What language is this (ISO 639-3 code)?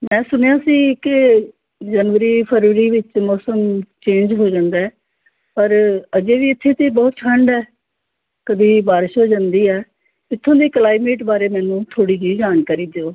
pan